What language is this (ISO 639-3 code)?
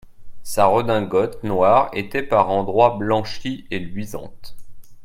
fra